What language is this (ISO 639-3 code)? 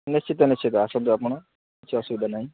ori